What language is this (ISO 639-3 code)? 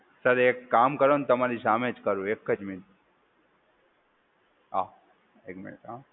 guj